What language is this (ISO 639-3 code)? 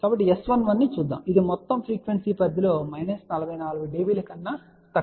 tel